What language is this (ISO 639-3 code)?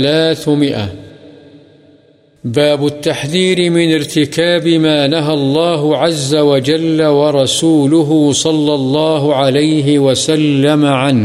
urd